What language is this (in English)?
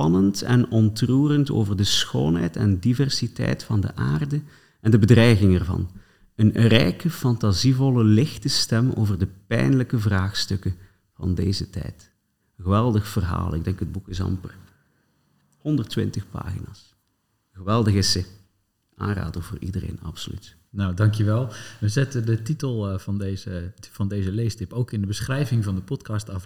Dutch